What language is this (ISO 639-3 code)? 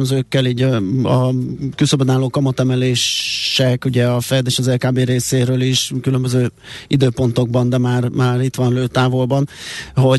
hun